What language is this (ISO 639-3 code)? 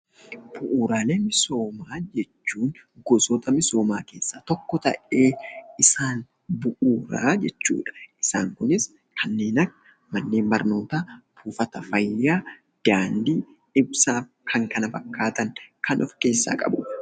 orm